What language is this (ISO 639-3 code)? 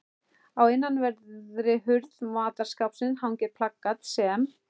isl